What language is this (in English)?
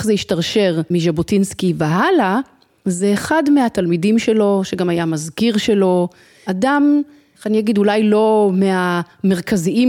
Hebrew